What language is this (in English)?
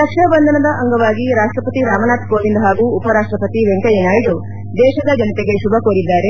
Kannada